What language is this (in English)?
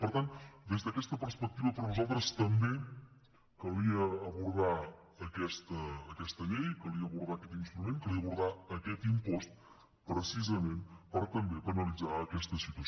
Catalan